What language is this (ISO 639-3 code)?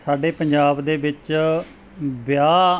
pan